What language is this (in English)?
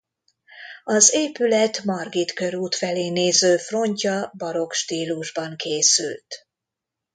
Hungarian